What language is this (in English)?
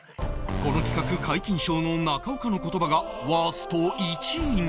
Japanese